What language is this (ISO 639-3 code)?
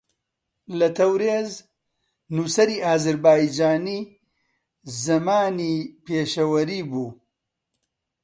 ckb